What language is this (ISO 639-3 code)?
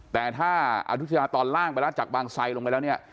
tha